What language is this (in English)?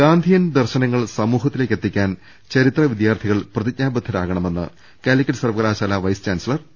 Malayalam